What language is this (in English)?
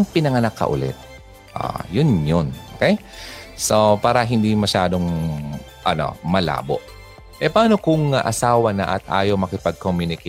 Filipino